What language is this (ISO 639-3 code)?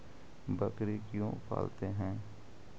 mag